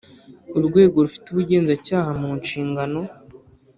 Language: Kinyarwanda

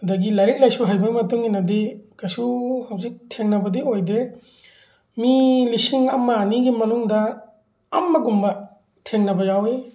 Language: Manipuri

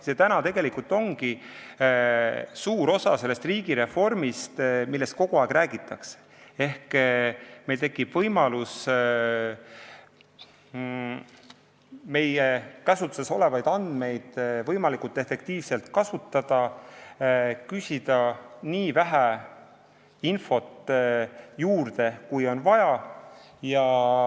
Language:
Estonian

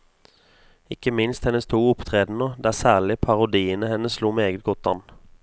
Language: Norwegian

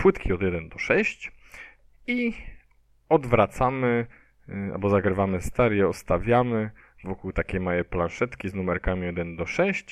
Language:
Polish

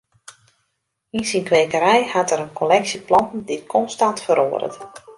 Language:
Western Frisian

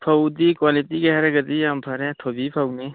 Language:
Manipuri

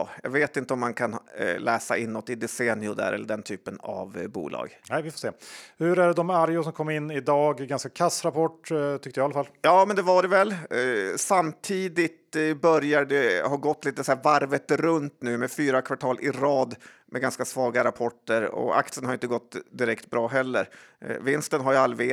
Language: Swedish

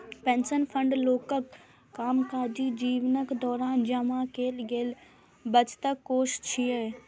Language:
Maithili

